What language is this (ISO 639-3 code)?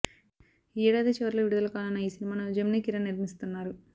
tel